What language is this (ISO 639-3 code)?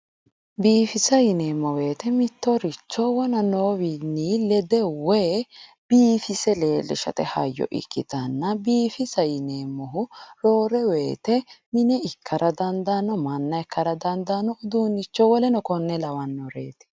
sid